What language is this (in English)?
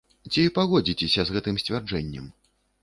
Belarusian